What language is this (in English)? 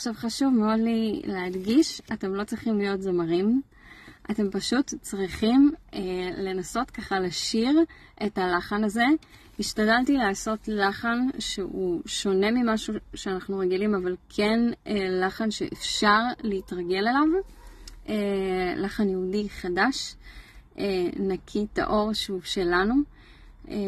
Hebrew